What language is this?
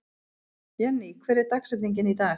Icelandic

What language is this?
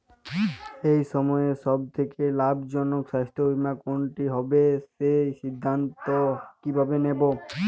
Bangla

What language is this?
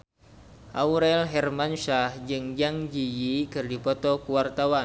Sundanese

